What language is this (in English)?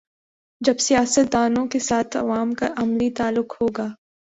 Urdu